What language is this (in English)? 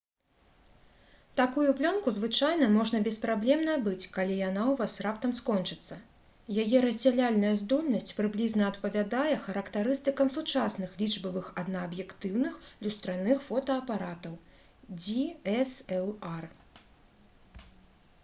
Belarusian